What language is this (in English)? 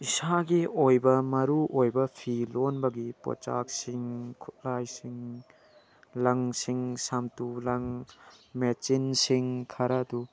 Manipuri